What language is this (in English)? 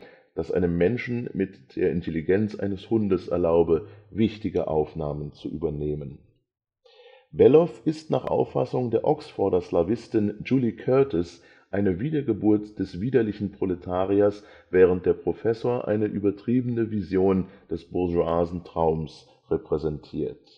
German